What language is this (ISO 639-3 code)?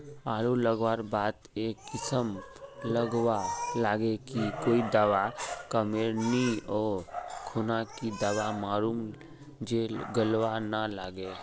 mag